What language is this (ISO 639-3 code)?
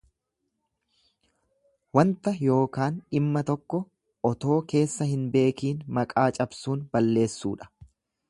orm